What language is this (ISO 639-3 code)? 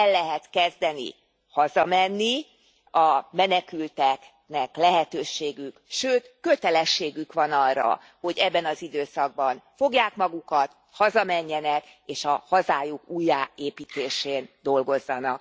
hun